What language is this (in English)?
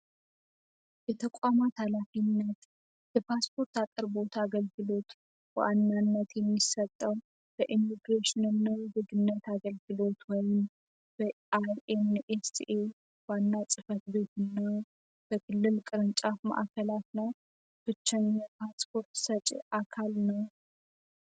Amharic